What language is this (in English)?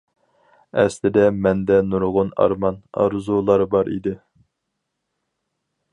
Uyghur